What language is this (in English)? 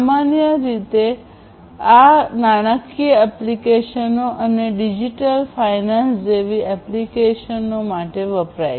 Gujarati